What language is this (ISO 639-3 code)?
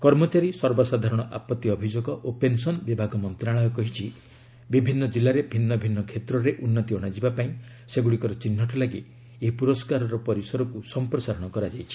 ori